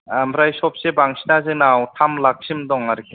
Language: Bodo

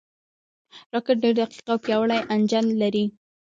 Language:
Pashto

